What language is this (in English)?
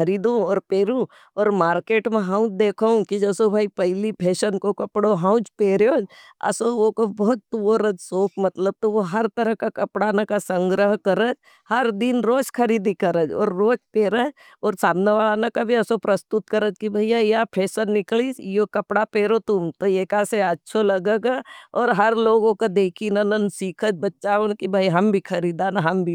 Nimadi